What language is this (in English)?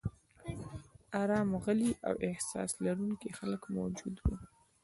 Pashto